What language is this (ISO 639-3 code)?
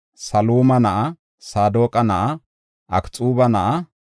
gof